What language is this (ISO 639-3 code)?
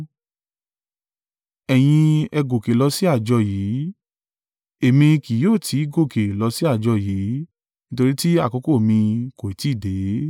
yor